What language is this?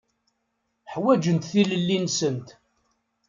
Kabyle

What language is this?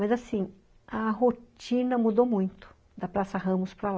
Portuguese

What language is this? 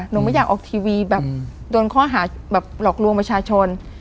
Thai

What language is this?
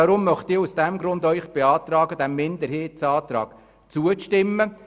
Swiss German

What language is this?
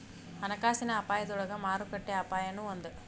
Kannada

